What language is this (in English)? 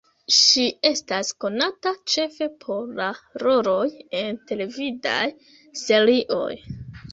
Esperanto